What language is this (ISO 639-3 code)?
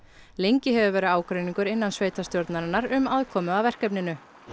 isl